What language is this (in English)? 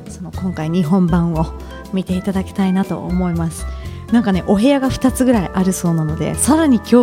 Japanese